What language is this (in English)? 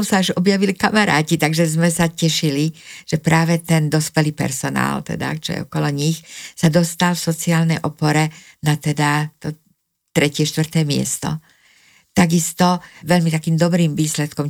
Slovak